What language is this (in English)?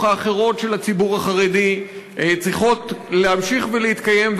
Hebrew